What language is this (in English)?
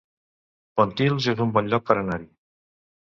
Catalan